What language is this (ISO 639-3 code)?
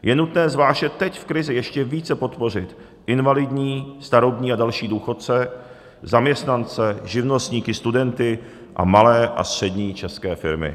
ces